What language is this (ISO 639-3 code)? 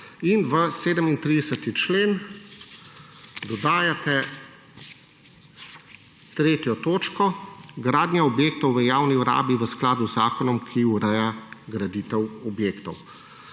slv